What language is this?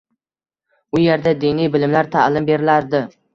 Uzbek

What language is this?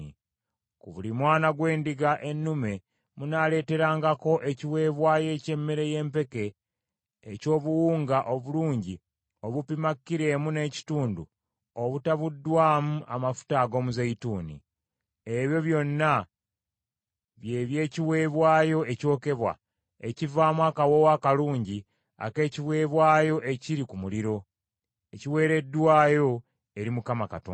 Ganda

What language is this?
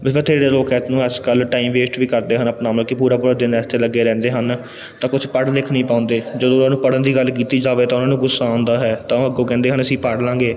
Punjabi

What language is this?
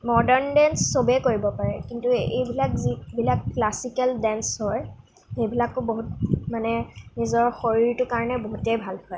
Assamese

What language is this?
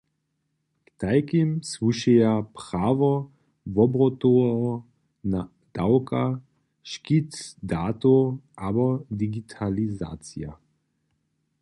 Upper Sorbian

